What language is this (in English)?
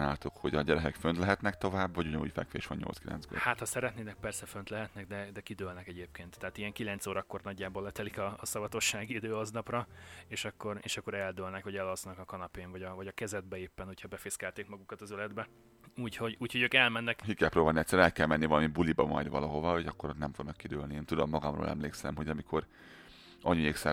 Hungarian